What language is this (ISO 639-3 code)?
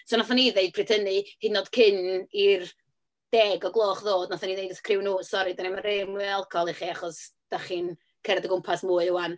cym